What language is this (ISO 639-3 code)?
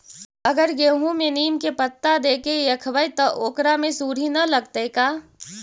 mag